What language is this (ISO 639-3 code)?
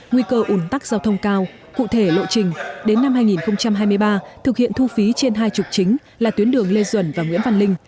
vie